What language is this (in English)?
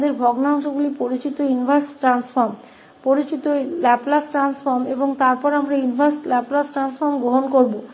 Hindi